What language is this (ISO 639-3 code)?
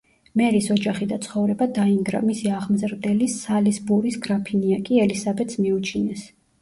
kat